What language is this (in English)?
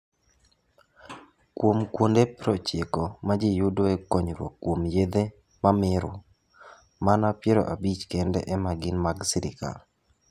Luo (Kenya and Tanzania)